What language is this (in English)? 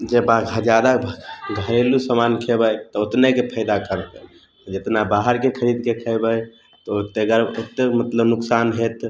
Maithili